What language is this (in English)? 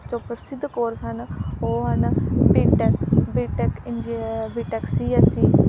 Punjabi